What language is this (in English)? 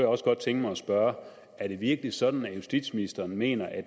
Danish